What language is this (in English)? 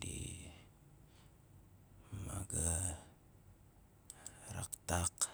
Nalik